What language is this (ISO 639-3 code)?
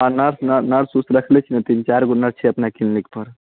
mai